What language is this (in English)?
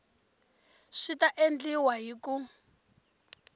Tsonga